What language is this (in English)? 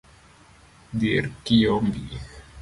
Luo (Kenya and Tanzania)